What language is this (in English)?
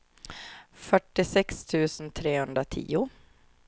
Swedish